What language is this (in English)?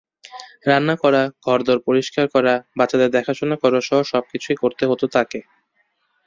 Bangla